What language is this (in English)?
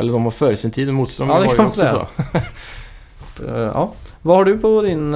Swedish